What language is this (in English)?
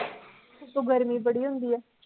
Punjabi